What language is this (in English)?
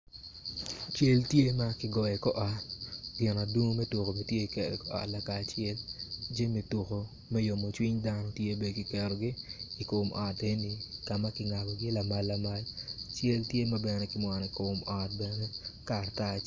Acoli